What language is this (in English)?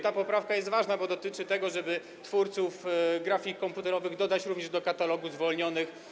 Polish